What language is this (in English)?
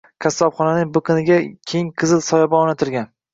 Uzbek